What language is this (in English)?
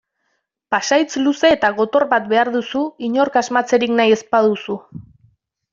Basque